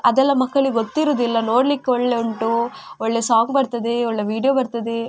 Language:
Kannada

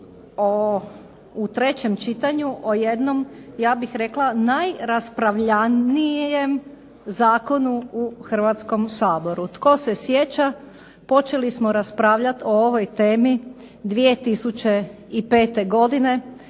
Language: Croatian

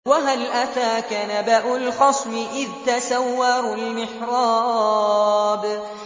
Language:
Arabic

